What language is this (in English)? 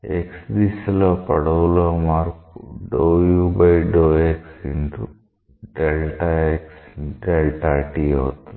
Telugu